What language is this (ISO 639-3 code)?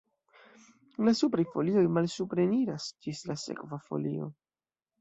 epo